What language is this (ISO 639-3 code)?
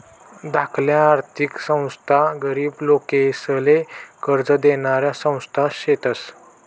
mar